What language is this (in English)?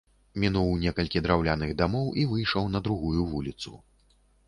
Belarusian